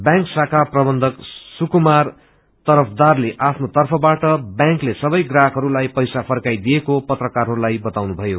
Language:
Nepali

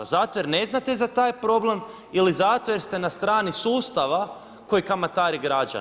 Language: Croatian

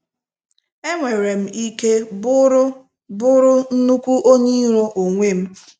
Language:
Igbo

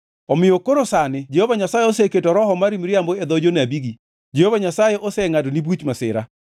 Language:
Luo (Kenya and Tanzania)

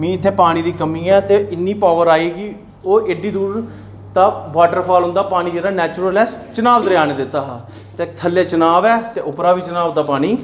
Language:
Dogri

